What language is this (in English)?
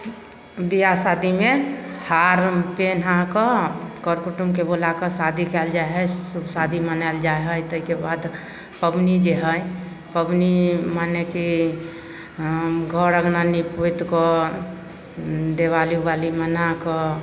Maithili